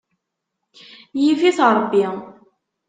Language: Kabyle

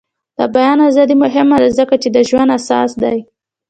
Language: Pashto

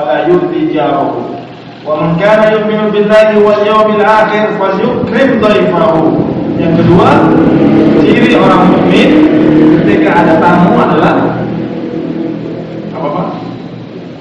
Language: Indonesian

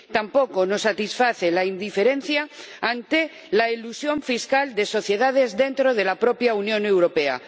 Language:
Spanish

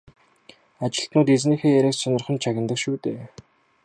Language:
Mongolian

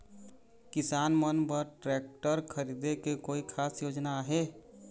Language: Chhattisgarhi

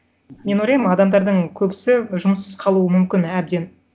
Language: Kazakh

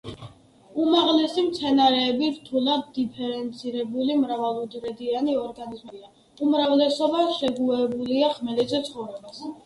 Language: Georgian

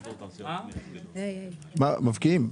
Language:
Hebrew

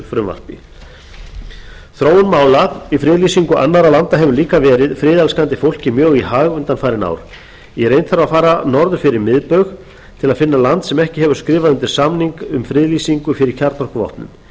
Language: Icelandic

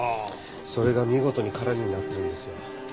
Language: Japanese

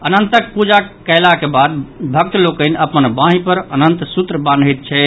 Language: Maithili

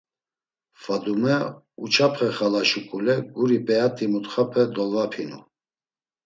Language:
Laz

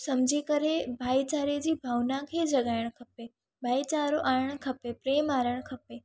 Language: Sindhi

